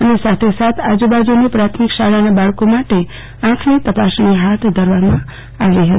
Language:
Gujarati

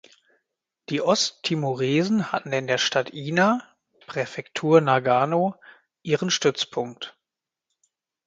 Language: German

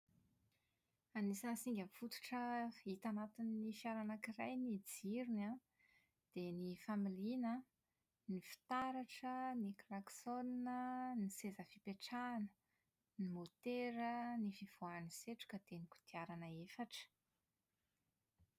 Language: Malagasy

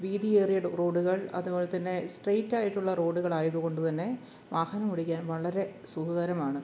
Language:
Malayalam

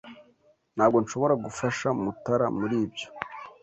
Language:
Kinyarwanda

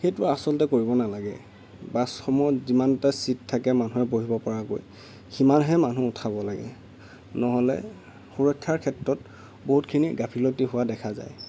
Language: Assamese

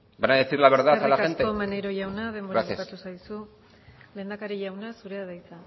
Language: Basque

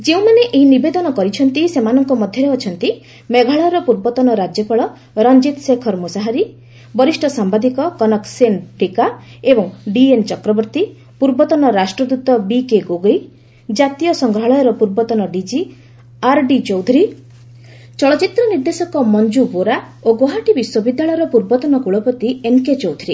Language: Odia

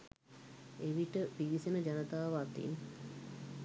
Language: Sinhala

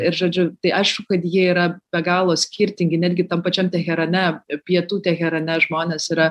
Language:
Lithuanian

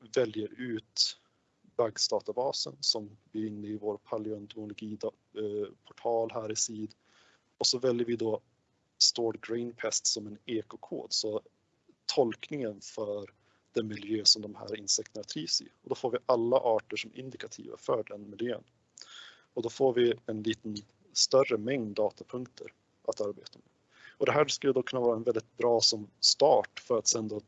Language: Swedish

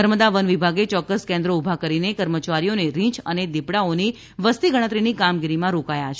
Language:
Gujarati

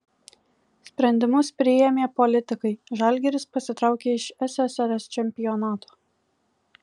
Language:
Lithuanian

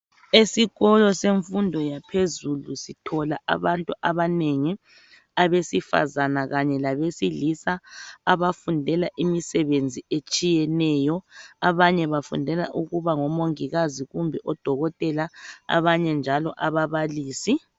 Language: North Ndebele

